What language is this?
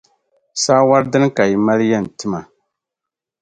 Dagbani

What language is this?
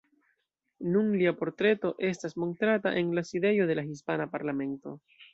Esperanto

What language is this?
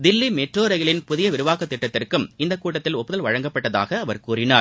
Tamil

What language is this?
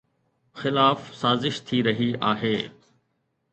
Sindhi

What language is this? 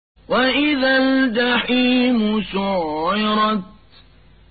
Arabic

